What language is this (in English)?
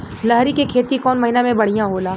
Bhojpuri